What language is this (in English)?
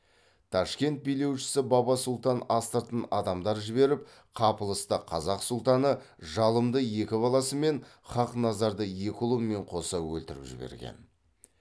Kazakh